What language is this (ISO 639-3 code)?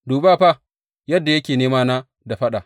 hau